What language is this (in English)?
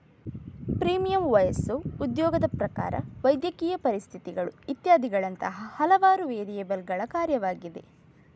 Kannada